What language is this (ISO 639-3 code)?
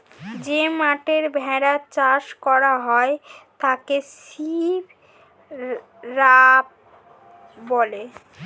ben